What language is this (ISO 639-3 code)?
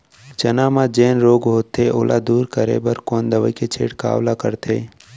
hne